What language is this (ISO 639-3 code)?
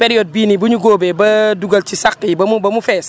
wol